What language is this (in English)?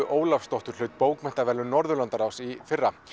Icelandic